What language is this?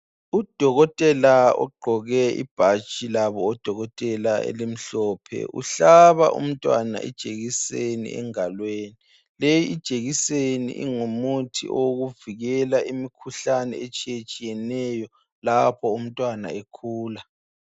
North Ndebele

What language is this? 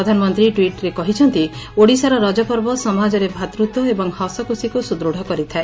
Odia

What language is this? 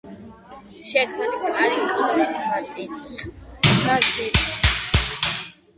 Georgian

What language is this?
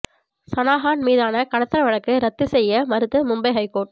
Tamil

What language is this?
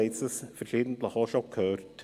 Swiss German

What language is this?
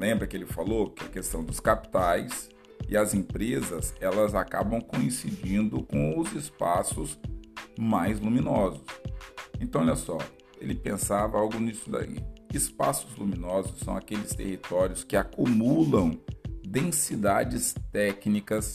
Portuguese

